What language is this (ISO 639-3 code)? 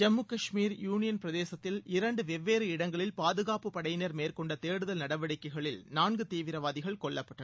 tam